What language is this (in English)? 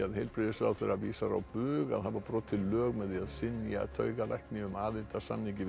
Icelandic